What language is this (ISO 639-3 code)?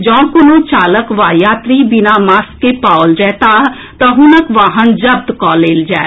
mai